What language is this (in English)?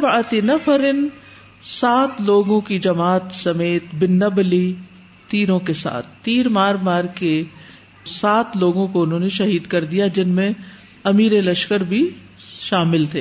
Urdu